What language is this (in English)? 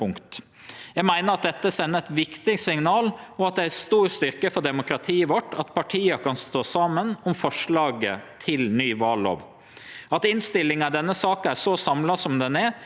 Norwegian